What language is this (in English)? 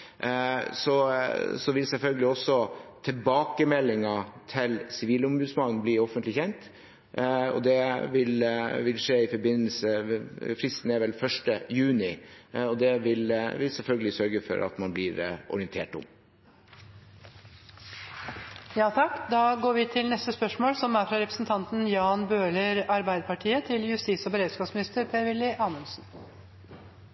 Norwegian